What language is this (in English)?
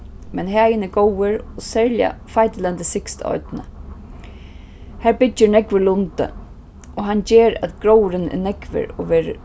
Faroese